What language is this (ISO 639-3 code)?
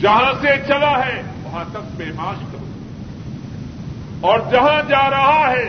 urd